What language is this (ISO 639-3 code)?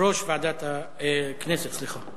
heb